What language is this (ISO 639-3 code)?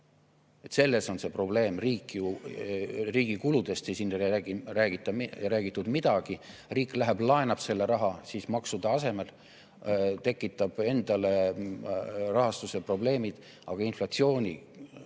est